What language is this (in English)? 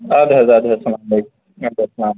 Kashmiri